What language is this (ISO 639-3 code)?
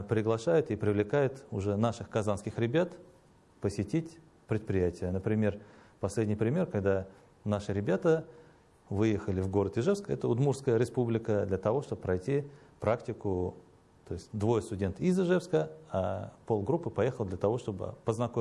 rus